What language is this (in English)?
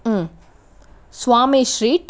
Telugu